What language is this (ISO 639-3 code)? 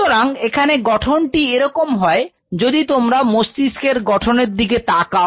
ben